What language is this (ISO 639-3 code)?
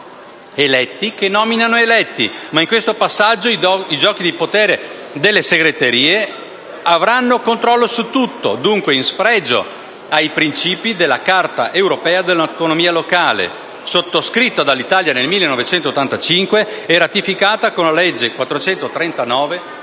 ita